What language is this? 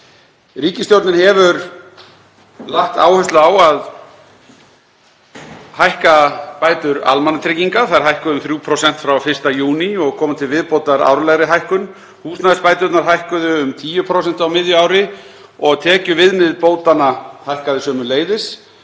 Icelandic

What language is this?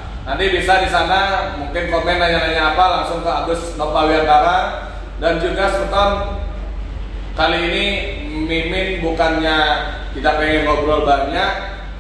Indonesian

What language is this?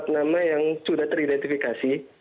Indonesian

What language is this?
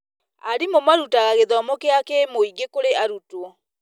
Kikuyu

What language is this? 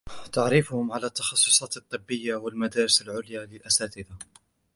Arabic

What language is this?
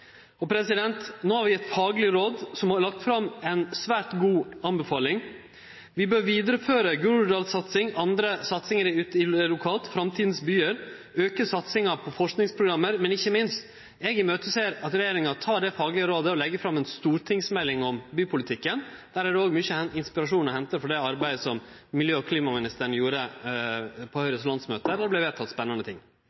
Norwegian Nynorsk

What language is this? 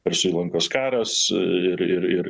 Lithuanian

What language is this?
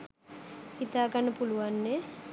Sinhala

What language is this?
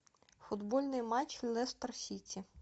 Russian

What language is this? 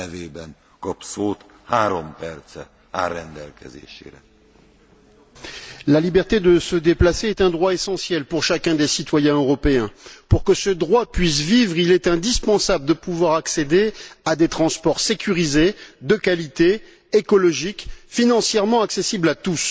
French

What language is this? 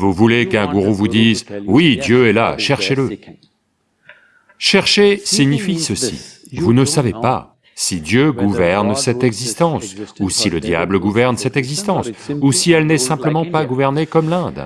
French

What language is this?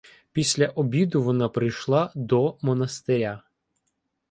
Ukrainian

